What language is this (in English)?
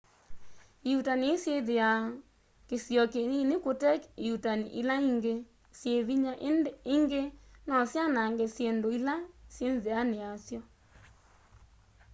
Kamba